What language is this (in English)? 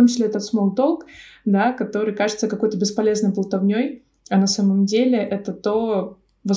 Russian